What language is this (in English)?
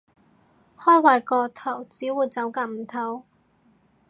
Cantonese